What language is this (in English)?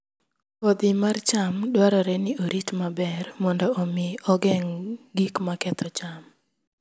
Luo (Kenya and Tanzania)